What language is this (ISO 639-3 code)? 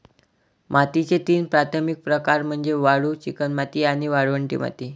mar